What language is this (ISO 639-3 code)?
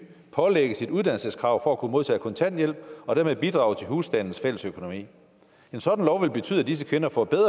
dan